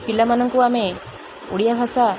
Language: Odia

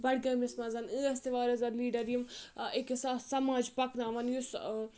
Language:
Kashmiri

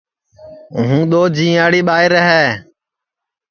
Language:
Sansi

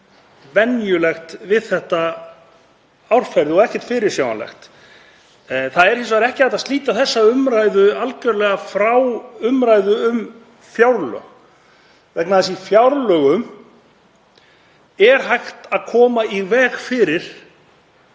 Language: Icelandic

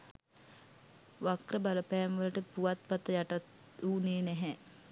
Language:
Sinhala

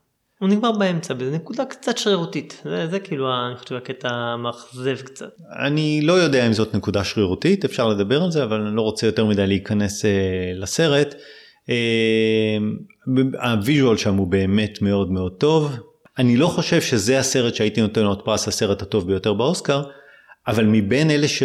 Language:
Hebrew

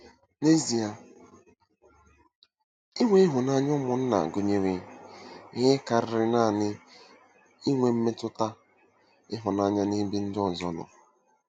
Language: Igbo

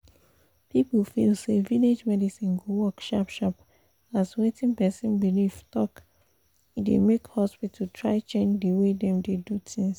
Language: Nigerian Pidgin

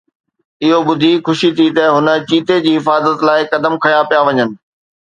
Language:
Sindhi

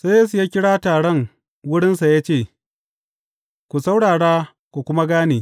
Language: Hausa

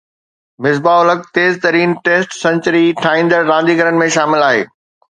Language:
Sindhi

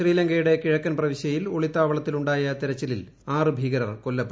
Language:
Malayalam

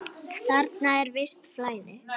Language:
Icelandic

